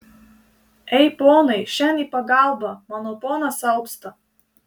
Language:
Lithuanian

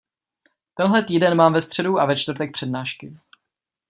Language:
Czech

